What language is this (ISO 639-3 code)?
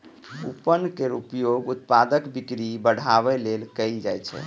mai